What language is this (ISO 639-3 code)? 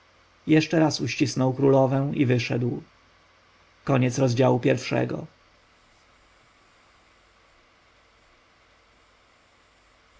pol